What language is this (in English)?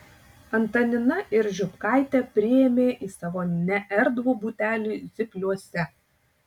Lithuanian